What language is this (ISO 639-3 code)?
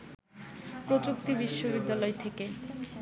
ben